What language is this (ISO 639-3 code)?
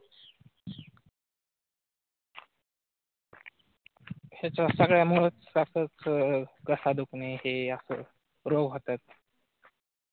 mar